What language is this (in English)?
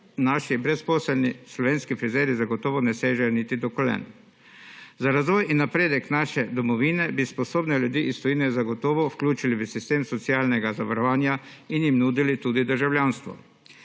Slovenian